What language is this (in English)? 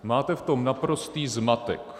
Czech